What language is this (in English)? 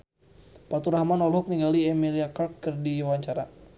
Sundanese